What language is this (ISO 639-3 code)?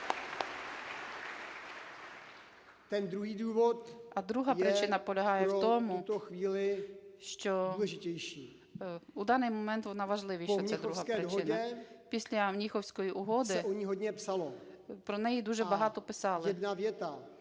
ukr